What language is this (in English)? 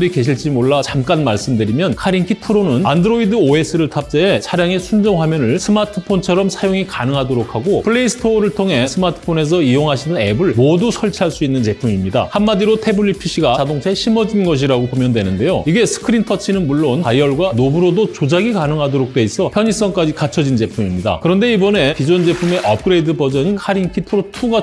Korean